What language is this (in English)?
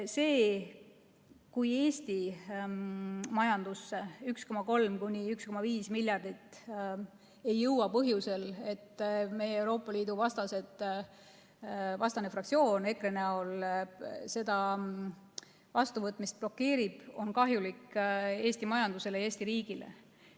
Estonian